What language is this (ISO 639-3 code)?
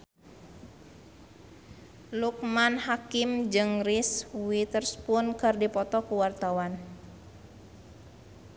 sun